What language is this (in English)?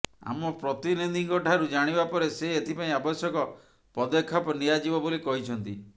Odia